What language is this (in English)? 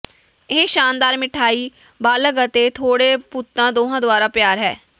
Punjabi